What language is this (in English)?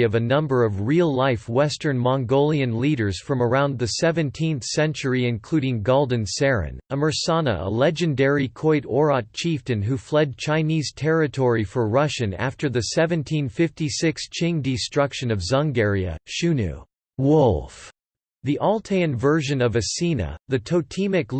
English